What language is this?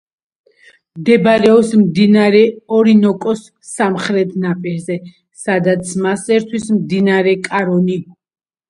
Georgian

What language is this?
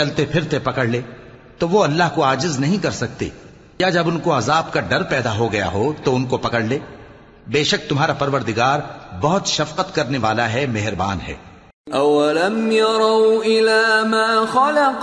Urdu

